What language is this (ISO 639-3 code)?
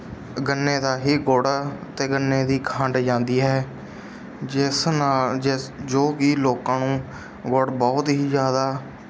pan